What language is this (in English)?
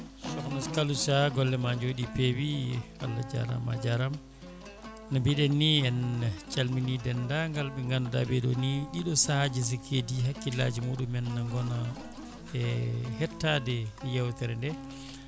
Fula